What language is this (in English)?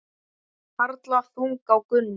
Icelandic